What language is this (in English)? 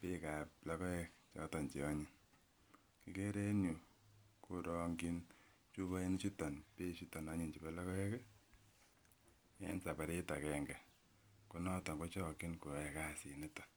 Kalenjin